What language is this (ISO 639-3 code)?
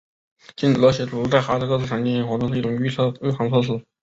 zho